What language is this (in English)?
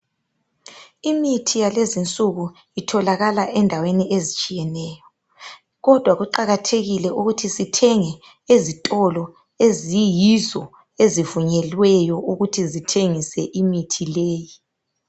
North Ndebele